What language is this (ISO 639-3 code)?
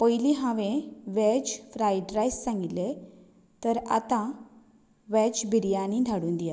kok